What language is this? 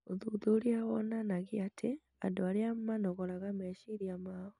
Kikuyu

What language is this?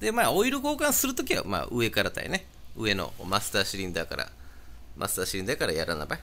Japanese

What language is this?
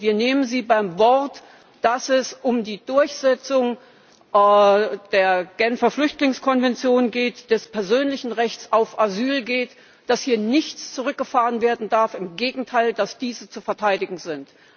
German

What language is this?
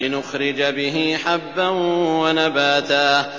Arabic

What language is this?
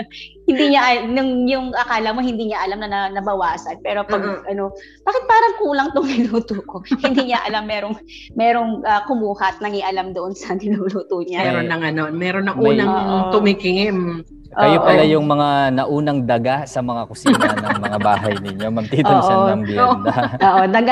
Filipino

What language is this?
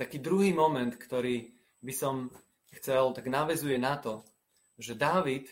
Slovak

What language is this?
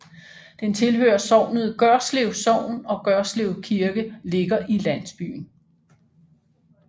Danish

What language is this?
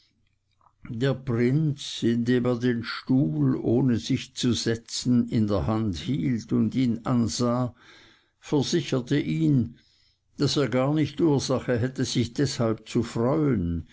German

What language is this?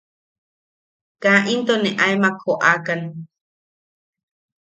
Yaqui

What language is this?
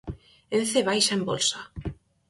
Galician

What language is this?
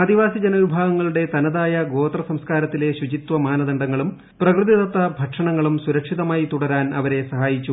Malayalam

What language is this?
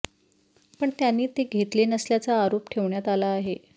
Marathi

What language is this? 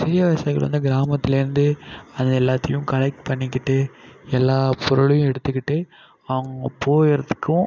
Tamil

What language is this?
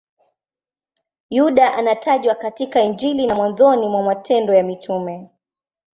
Swahili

